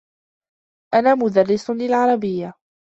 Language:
Arabic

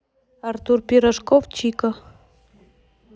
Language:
Russian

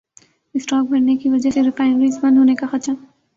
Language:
Urdu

